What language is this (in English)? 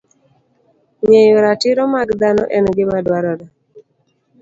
Luo (Kenya and Tanzania)